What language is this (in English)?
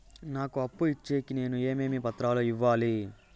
Telugu